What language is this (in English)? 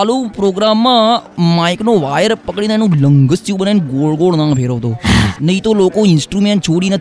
Gujarati